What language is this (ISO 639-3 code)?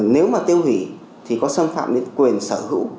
vie